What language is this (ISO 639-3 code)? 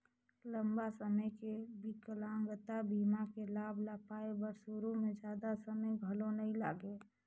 hne